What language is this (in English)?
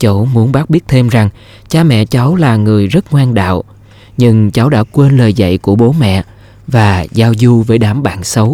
Vietnamese